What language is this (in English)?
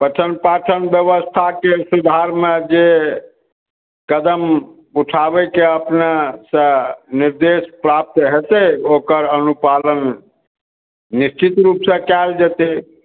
Maithili